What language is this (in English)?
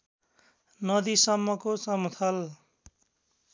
Nepali